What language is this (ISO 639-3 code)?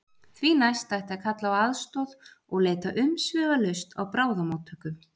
isl